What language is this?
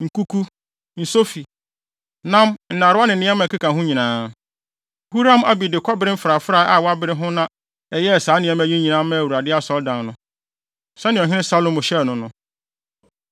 Akan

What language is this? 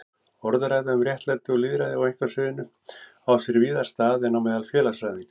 Icelandic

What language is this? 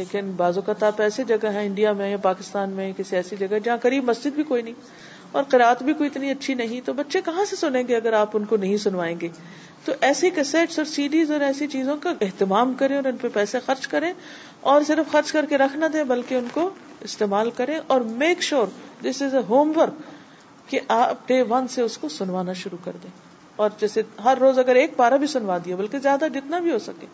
Urdu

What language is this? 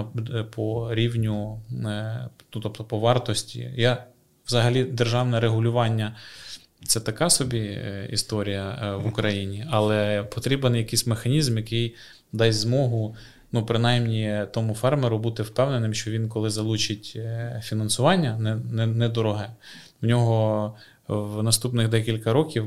Ukrainian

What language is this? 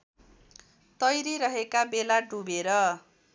Nepali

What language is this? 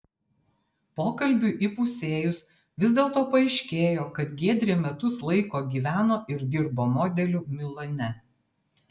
Lithuanian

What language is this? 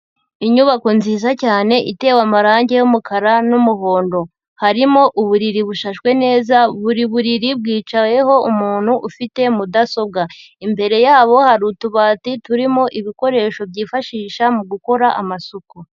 Kinyarwanda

